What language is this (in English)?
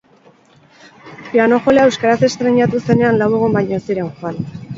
Basque